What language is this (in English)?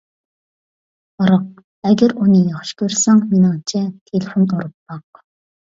Uyghur